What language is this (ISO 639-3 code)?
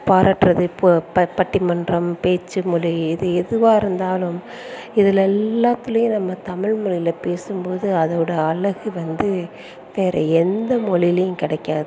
tam